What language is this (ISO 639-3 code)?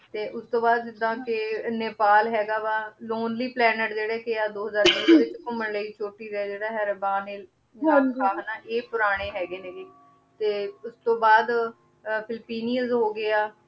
pan